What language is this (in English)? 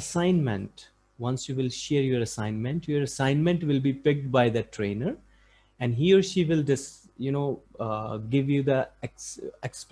English